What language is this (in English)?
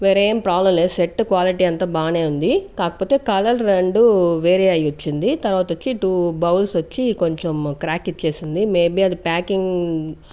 Telugu